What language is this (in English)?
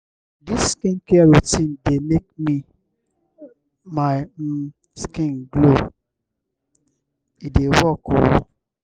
Nigerian Pidgin